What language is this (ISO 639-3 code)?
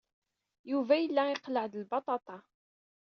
kab